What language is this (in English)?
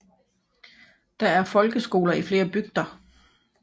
Danish